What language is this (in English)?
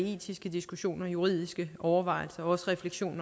Danish